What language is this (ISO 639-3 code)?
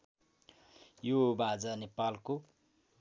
nep